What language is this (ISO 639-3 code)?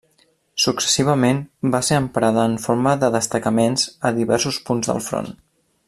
cat